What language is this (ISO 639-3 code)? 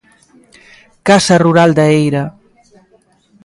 glg